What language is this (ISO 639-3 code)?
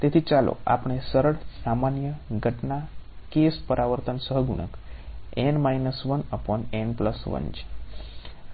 guj